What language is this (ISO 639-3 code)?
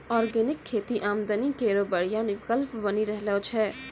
mai